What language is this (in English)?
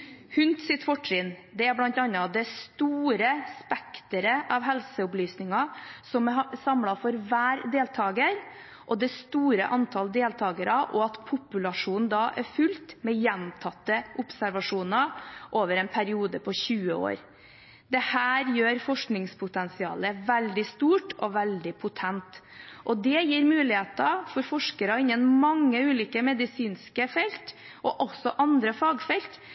Norwegian Bokmål